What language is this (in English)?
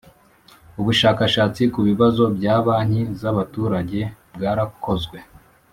Kinyarwanda